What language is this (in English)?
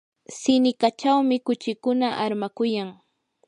Yanahuanca Pasco Quechua